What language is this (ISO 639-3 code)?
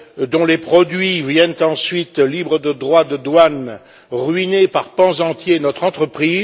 fra